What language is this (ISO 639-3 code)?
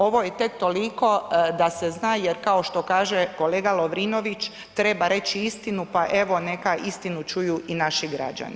hrv